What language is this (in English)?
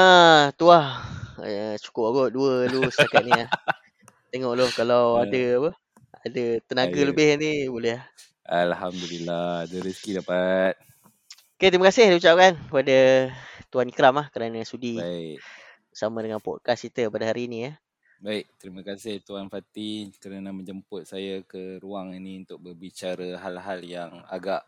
Malay